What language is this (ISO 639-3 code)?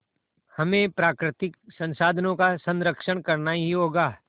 hin